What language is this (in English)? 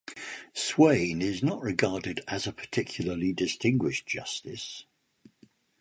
English